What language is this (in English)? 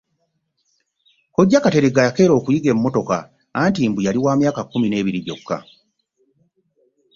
Ganda